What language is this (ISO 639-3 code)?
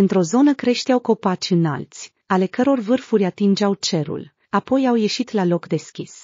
ron